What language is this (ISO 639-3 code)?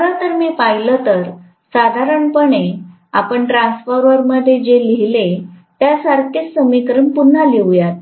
mar